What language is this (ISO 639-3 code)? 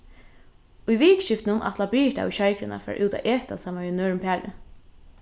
fao